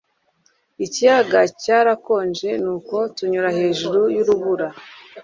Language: Kinyarwanda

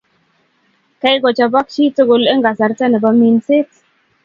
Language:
Kalenjin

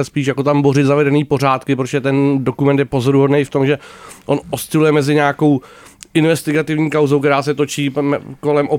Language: Czech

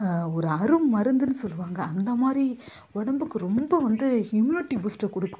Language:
Tamil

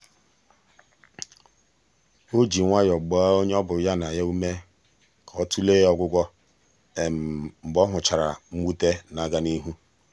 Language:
Igbo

